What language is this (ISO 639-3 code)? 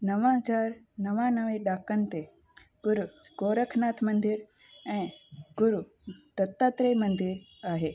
snd